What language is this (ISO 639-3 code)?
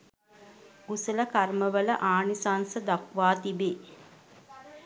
sin